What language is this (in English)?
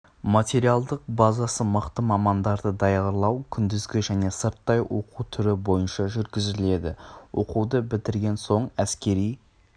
Kazakh